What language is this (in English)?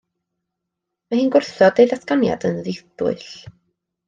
Welsh